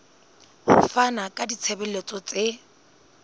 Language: Southern Sotho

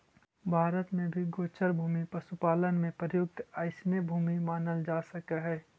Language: Magahi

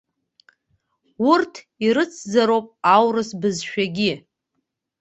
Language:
Abkhazian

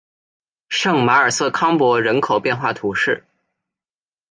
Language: Chinese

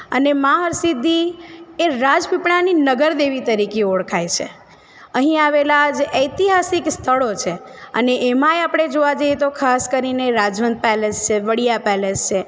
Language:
Gujarati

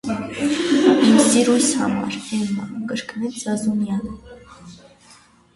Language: Armenian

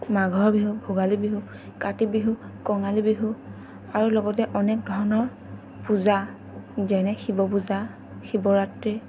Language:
Assamese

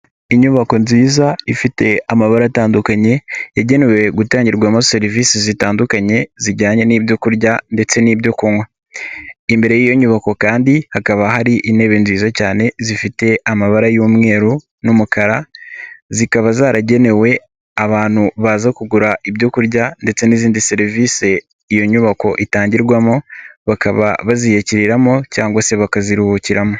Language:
Kinyarwanda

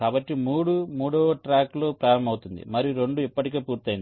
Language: Telugu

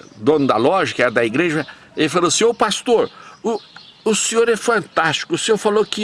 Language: Portuguese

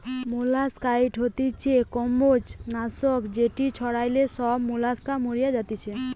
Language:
Bangla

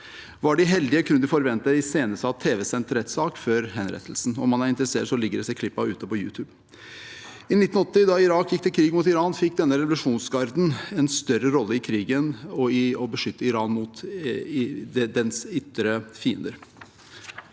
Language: Norwegian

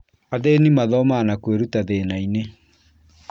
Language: Kikuyu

